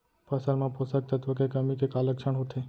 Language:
Chhattisgarhi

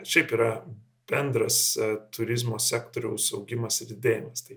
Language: Lithuanian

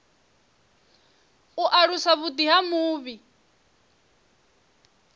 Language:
Venda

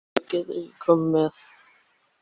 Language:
Icelandic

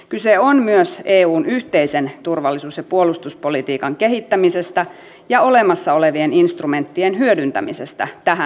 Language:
Finnish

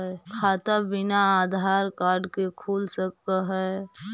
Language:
Magahi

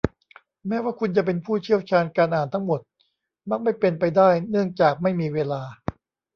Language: Thai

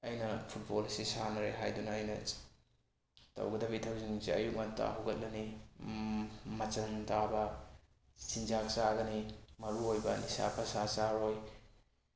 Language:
Manipuri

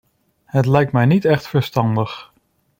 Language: Dutch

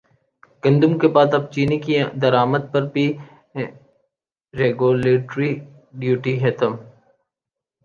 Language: Urdu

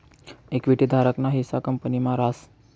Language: Marathi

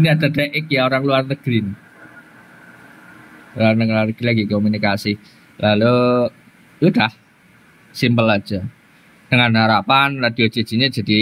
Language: Indonesian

